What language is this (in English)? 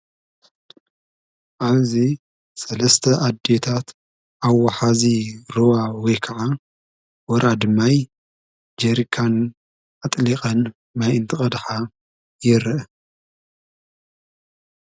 Tigrinya